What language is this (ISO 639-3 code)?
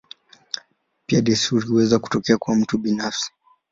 swa